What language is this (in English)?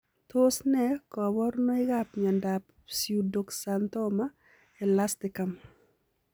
Kalenjin